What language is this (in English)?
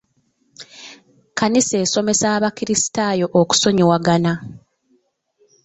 Ganda